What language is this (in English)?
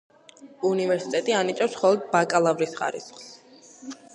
Georgian